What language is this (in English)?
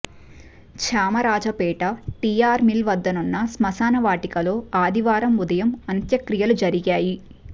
Telugu